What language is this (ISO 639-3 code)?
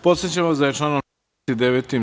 srp